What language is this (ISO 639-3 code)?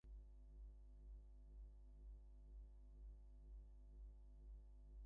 eng